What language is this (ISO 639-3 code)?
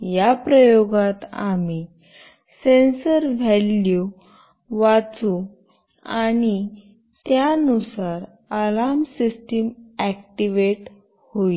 mar